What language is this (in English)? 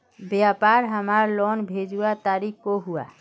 Magahi